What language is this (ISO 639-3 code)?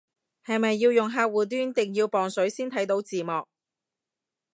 yue